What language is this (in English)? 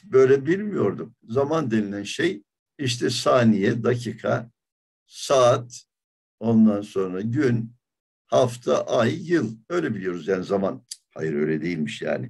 Turkish